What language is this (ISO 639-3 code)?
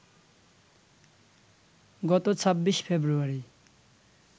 ben